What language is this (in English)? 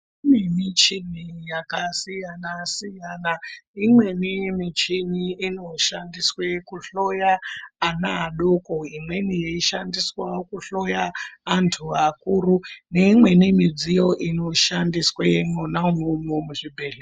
Ndau